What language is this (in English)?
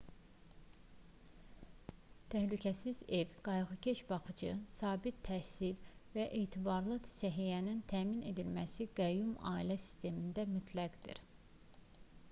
Azerbaijani